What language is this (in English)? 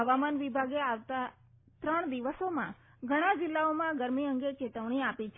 Gujarati